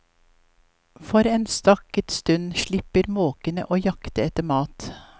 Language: Norwegian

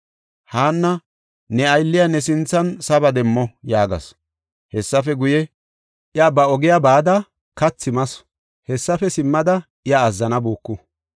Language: Gofa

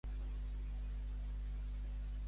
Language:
Catalan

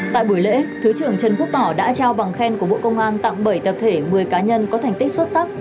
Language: Vietnamese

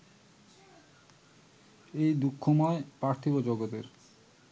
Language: Bangla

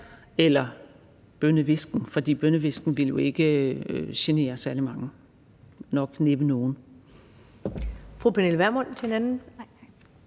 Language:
Danish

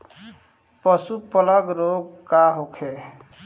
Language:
Bhojpuri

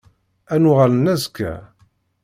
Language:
Kabyle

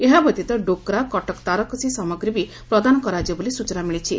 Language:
Odia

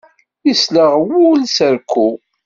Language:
Kabyle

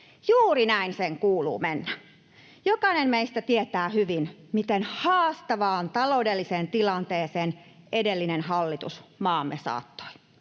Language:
Finnish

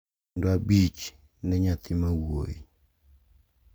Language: Luo (Kenya and Tanzania)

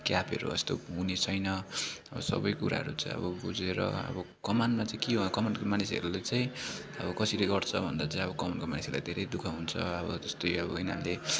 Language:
Nepali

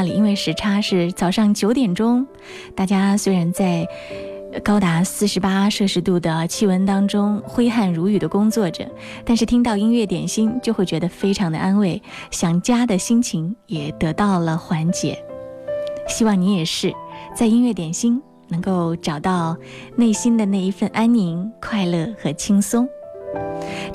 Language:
Chinese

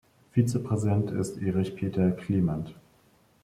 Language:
German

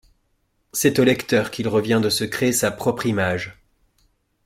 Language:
French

